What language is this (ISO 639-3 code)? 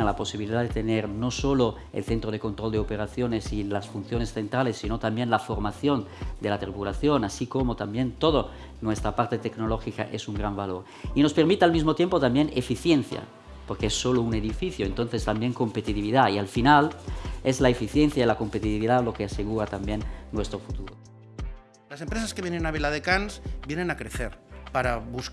spa